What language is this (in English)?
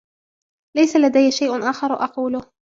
Arabic